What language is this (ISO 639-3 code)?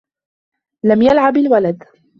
ara